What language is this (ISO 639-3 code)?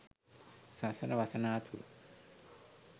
sin